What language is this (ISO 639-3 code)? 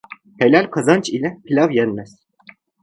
tur